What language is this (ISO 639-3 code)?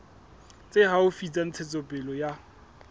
sot